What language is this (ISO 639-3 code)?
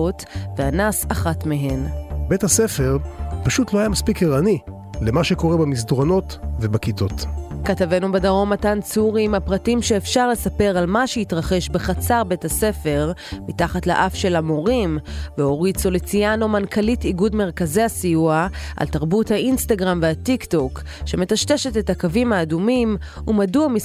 heb